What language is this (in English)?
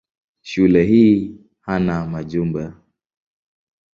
Swahili